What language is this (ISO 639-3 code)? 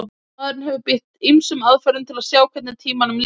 isl